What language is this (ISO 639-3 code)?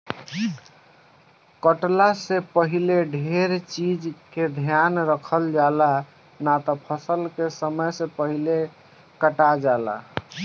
bho